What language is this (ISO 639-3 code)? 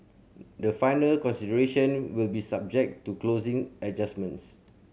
eng